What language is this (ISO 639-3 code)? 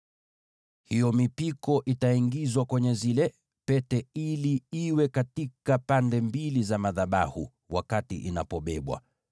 swa